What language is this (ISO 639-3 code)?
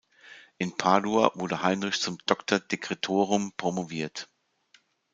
deu